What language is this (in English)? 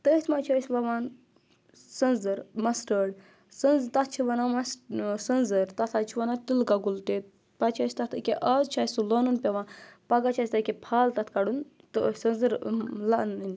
Kashmiri